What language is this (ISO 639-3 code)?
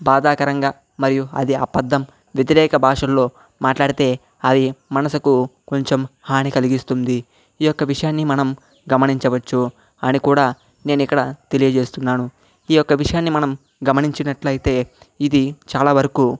tel